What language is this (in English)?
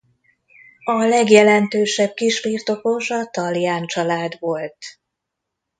Hungarian